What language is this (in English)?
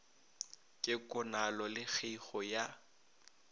Northern Sotho